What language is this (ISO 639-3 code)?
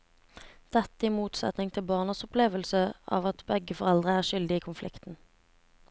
nor